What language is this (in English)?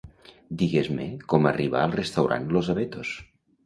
Catalan